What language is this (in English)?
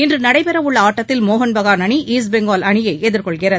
Tamil